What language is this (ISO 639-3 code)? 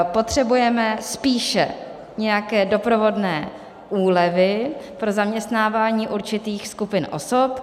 ces